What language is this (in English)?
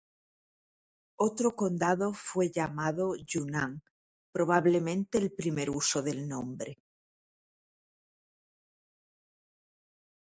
Spanish